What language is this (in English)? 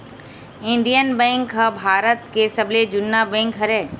Chhattisgarhi